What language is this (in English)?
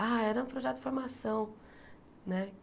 Portuguese